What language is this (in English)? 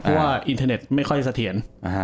Thai